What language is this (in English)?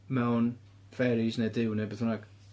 Welsh